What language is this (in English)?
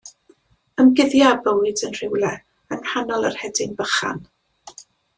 Welsh